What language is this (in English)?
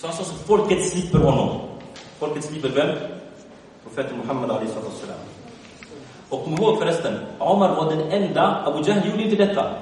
Swedish